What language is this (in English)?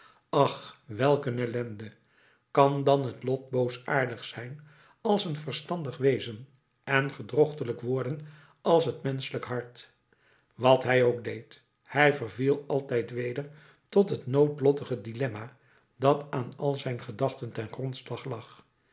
Dutch